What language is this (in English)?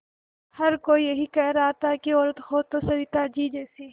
Hindi